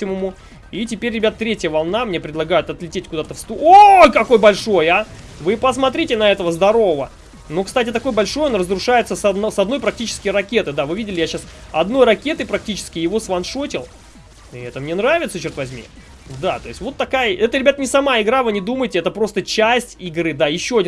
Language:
Russian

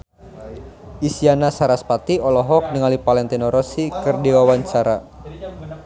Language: Sundanese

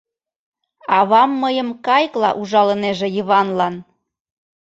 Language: Mari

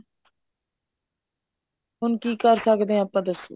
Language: Punjabi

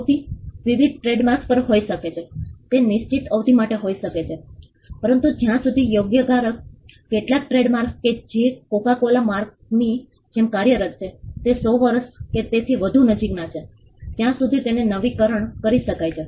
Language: Gujarati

